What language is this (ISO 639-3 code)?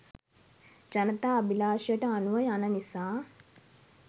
sin